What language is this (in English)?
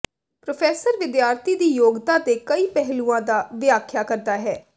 Punjabi